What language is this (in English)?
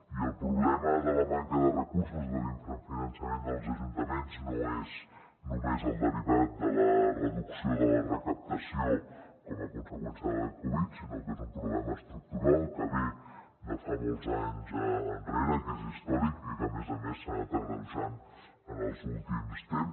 Catalan